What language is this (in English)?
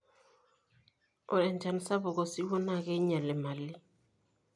Masai